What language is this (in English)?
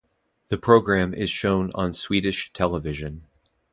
English